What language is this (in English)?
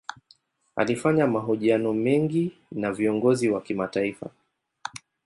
Swahili